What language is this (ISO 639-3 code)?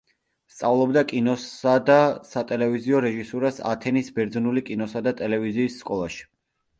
kat